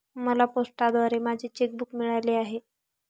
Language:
Marathi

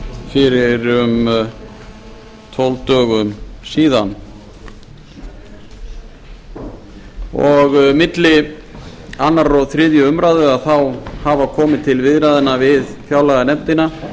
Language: Icelandic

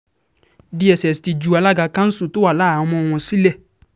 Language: Yoruba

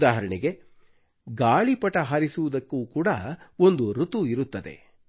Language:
Kannada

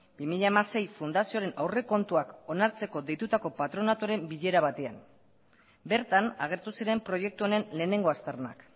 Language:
Basque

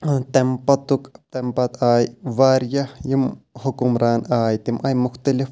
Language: Kashmiri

